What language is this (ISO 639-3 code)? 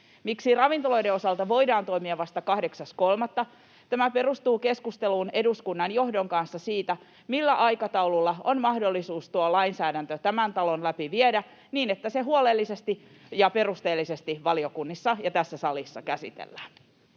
fin